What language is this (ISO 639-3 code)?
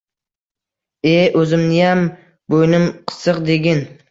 uzb